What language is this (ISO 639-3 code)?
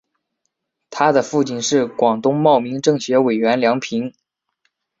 zho